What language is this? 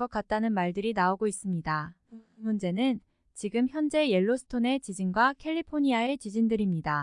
Korean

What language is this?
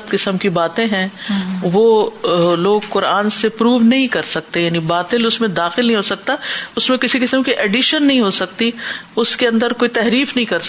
Urdu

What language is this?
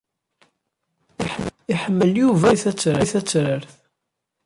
Kabyle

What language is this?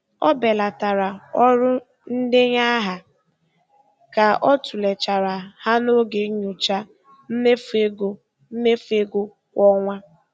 Igbo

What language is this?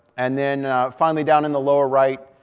English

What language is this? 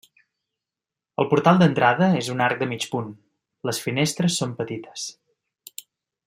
Catalan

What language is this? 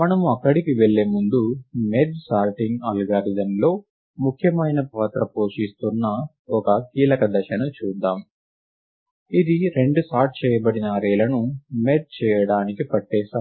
Telugu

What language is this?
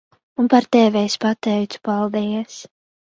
Latvian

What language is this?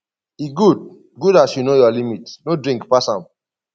Nigerian Pidgin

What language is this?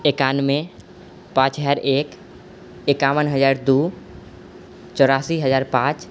Maithili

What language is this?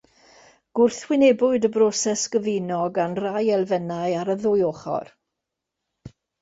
Welsh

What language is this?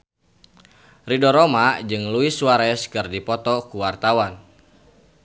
Sundanese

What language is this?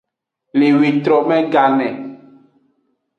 Aja (Benin)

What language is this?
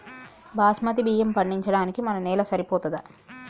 Telugu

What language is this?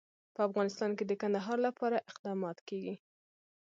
Pashto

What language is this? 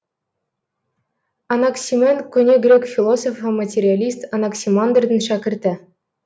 Kazakh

